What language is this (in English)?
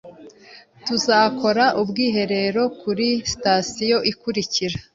Kinyarwanda